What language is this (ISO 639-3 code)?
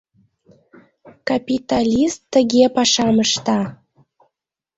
chm